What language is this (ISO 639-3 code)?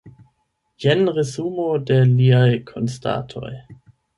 epo